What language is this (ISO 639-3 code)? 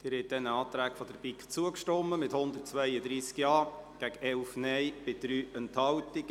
gsw